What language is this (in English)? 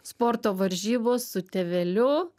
Lithuanian